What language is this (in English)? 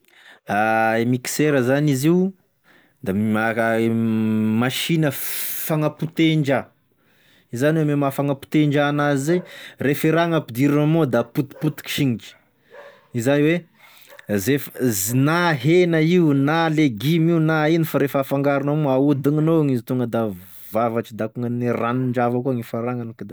Tesaka Malagasy